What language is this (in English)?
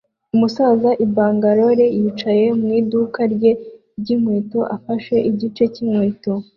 Kinyarwanda